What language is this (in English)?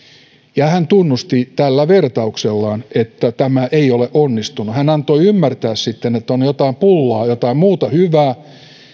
Finnish